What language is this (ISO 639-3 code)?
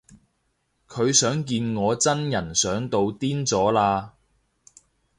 yue